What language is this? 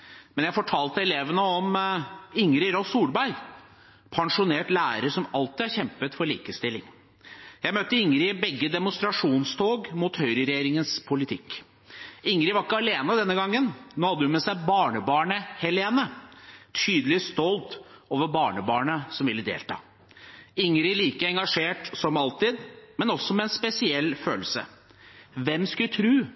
Norwegian Bokmål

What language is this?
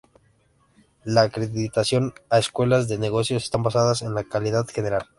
Spanish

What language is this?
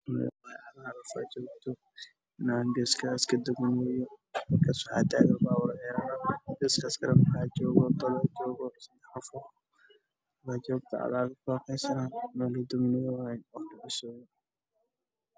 Somali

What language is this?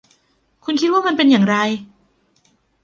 Thai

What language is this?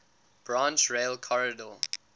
English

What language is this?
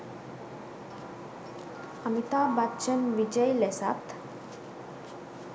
Sinhala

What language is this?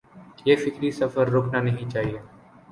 Urdu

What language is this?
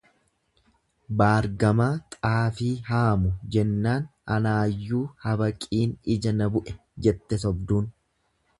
Oromo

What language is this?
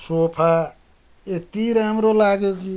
Nepali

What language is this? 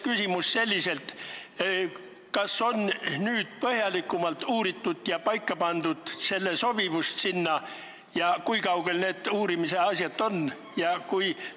Estonian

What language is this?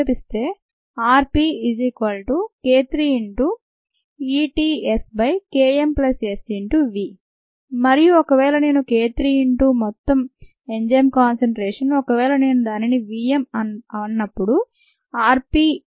Telugu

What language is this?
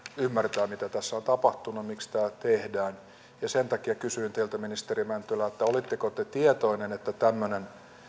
Finnish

